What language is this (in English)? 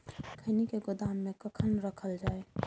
Maithili